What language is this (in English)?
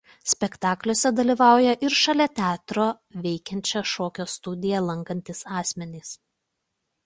Lithuanian